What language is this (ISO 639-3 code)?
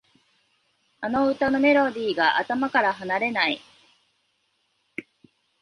jpn